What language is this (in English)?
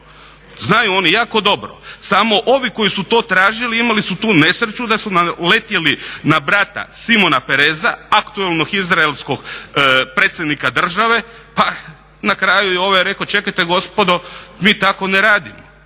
Croatian